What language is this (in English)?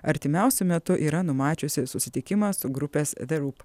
Lithuanian